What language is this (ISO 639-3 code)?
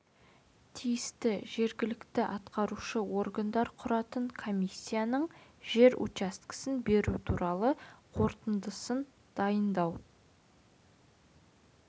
kaz